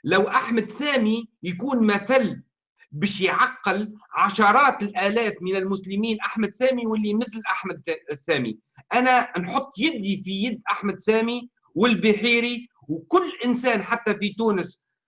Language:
Arabic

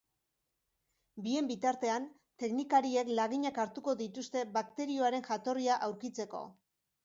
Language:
Basque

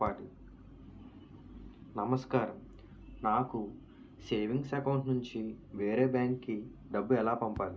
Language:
Telugu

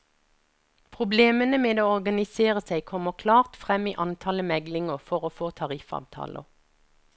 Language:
Norwegian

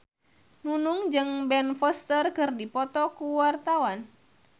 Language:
Sundanese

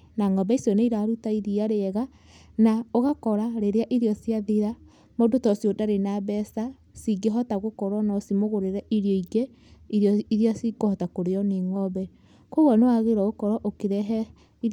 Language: Kikuyu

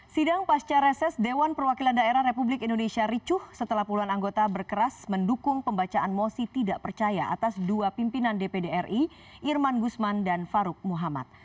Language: Indonesian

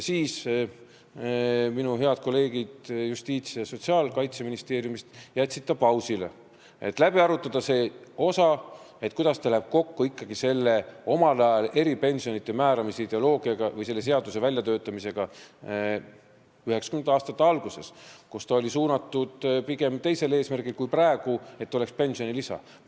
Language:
Estonian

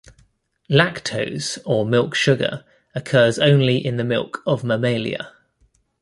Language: English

